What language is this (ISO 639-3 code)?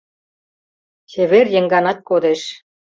chm